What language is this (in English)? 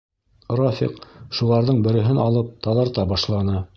Bashkir